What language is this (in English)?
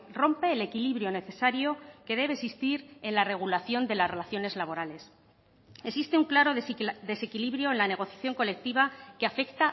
Spanish